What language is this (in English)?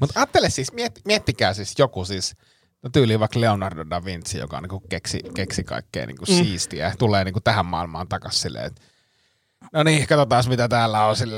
Finnish